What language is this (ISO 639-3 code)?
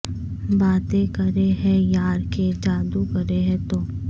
urd